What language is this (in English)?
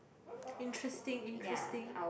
English